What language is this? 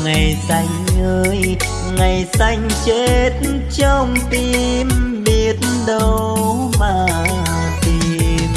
Vietnamese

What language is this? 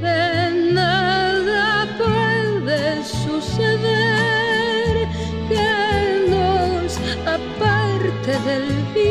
Greek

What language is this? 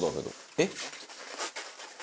Japanese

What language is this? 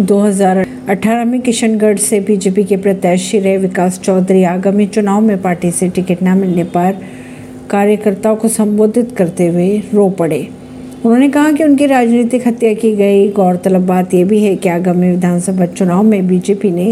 Hindi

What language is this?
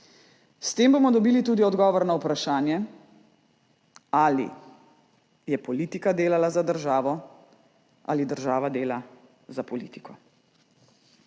Slovenian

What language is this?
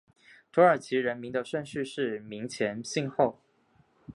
Chinese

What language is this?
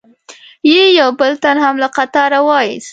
Pashto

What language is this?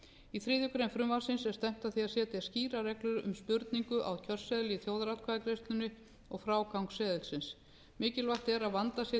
Icelandic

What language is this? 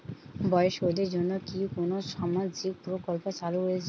Bangla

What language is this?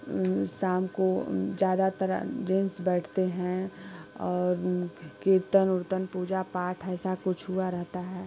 Hindi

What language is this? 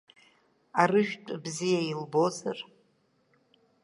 Abkhazian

